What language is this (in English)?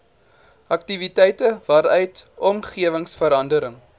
Afrikaans